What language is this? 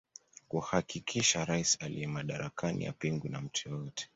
Swahili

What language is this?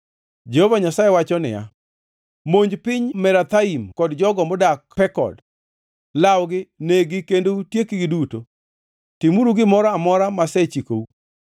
Luo (Kenya and Tanzania)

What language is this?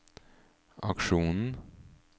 Norwegian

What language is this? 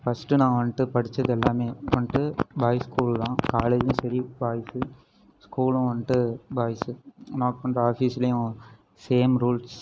Tamil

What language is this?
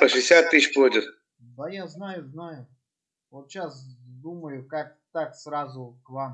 Russian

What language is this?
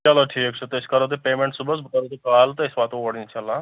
Kashmiri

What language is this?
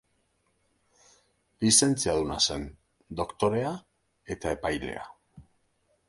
Basque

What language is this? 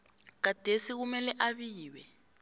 South Ndebele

